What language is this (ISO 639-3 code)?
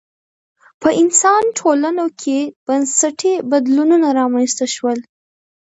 pus